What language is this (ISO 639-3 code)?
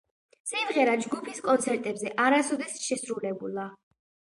kat